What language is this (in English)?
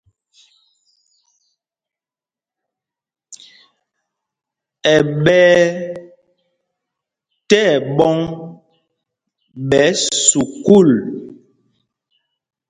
Mpumpong